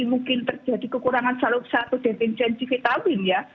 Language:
Indonesian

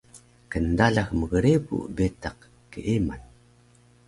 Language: Taroko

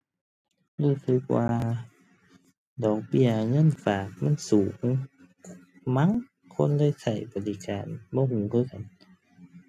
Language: Thai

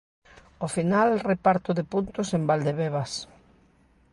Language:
Galician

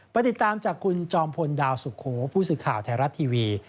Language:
Thai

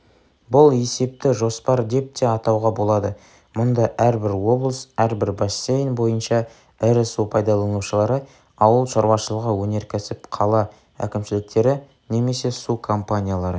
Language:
Kazakh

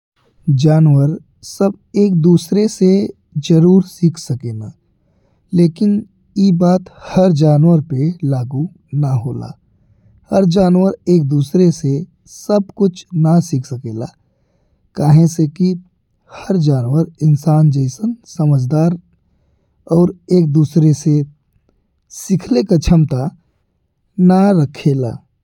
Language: Bhojpuri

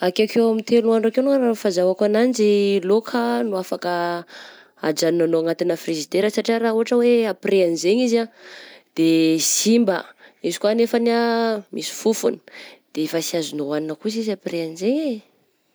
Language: Southern Betsimisaraka Malagasy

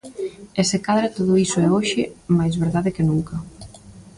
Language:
Galician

